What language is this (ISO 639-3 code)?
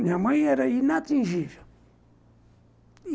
por